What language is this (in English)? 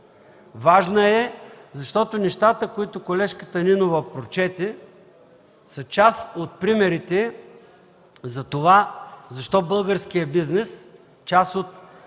Bulgarian